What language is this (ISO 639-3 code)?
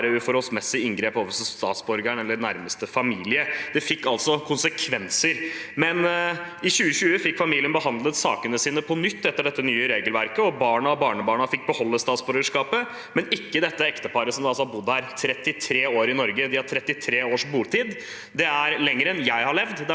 nor